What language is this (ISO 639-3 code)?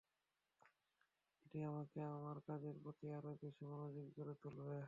ben